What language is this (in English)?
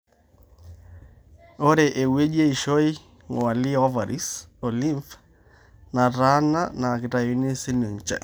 Masai